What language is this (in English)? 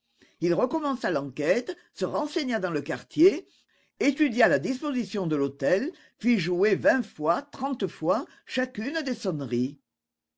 French